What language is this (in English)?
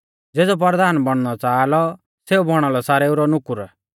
Mahasu Pahari